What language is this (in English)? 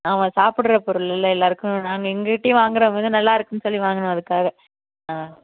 Tamil